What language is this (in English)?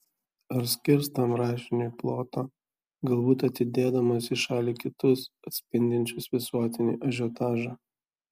Lithuanian